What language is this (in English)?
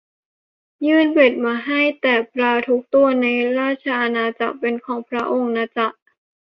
Thai